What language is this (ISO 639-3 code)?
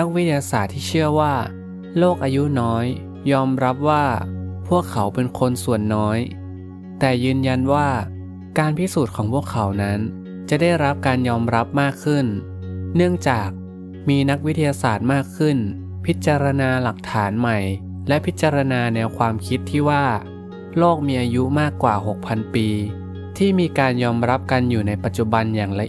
tha